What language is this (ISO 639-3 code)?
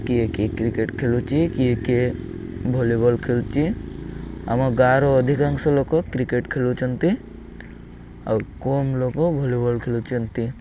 ori